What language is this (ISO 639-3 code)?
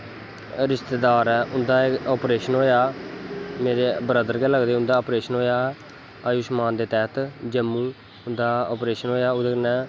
doi